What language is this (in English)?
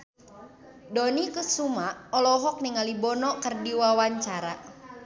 Sundanese